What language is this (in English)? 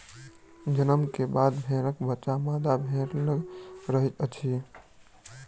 Maithili